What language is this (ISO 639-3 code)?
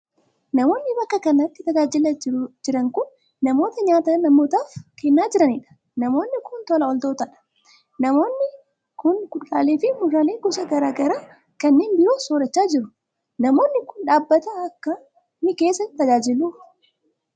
orm